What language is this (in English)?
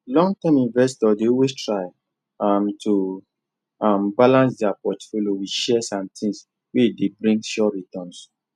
Nigerian Pidgin